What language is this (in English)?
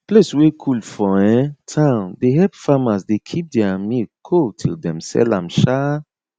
Nigerian Pidgin